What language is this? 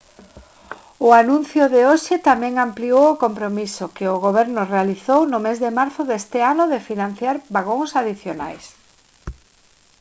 Galician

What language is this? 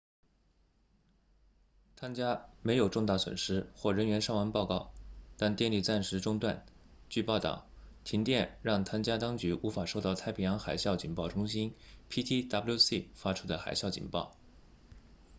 Chinese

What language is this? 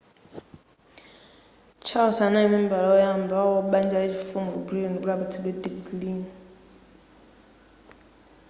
Nyanja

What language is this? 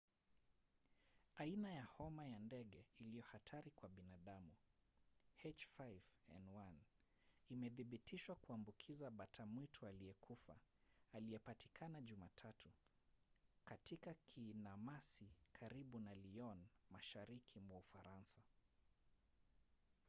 Swahili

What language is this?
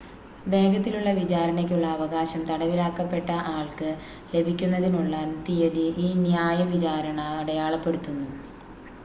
Malayalam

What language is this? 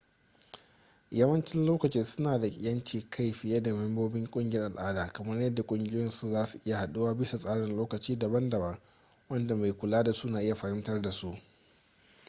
Hausa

